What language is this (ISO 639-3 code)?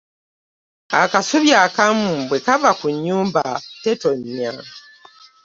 lug